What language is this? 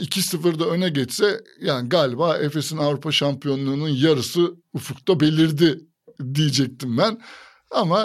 Turkish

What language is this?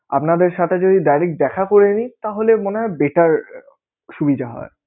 Bangla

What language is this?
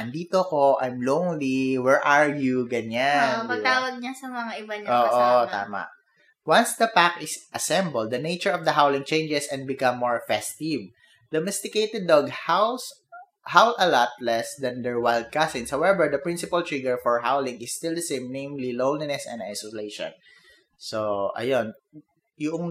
Filipino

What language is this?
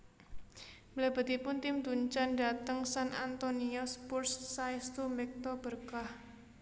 Javanese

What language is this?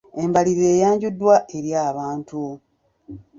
Ganda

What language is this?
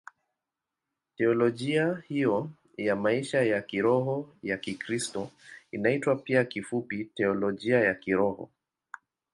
Swahili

